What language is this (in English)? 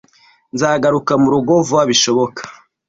Kinyarwanda